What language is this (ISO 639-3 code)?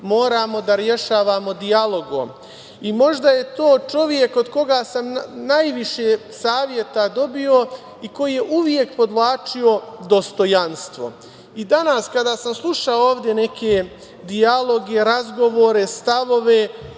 srp